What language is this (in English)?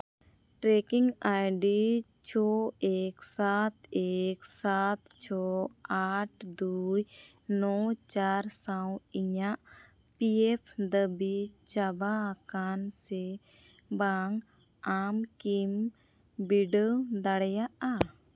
Santali